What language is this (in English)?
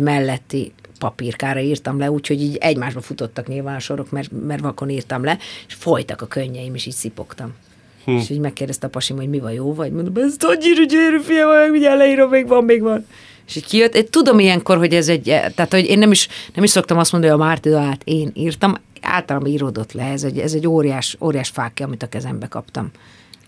Hungarian